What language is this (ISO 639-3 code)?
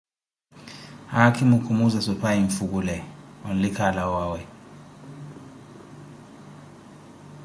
eko